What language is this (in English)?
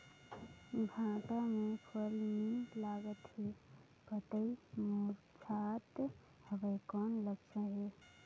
Chhattisgarhi